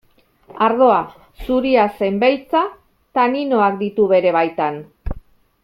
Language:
Basque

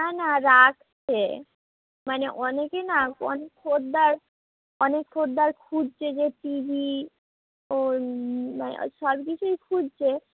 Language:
Bangla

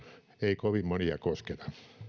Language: Finnish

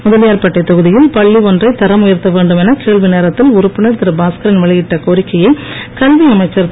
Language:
Tamil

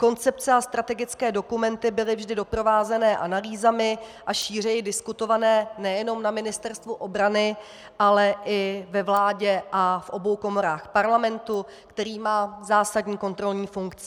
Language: Czech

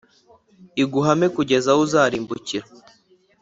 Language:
Kinyarwanda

